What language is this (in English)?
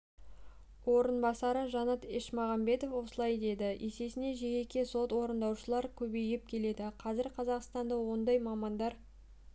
Kazakh